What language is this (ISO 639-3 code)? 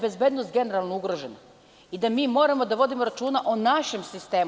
srp